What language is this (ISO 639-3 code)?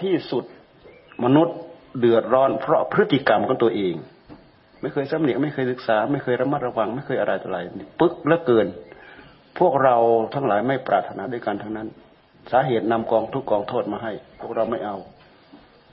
tha